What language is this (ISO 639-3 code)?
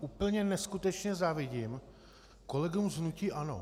ces